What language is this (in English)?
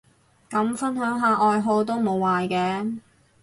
Cantonese